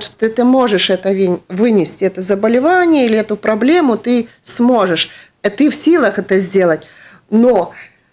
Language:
Russian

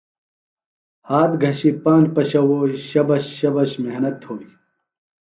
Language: Phalura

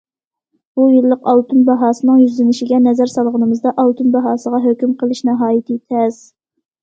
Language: Uyghur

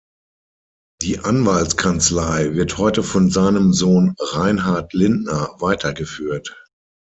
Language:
German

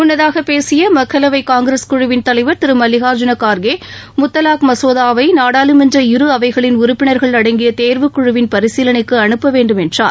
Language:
Tamil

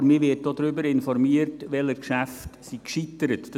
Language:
Swiss German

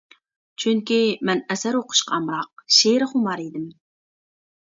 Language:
Uyghur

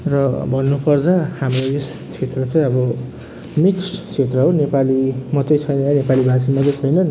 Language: Nepali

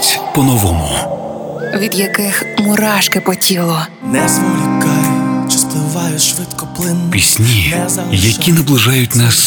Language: Ukrainian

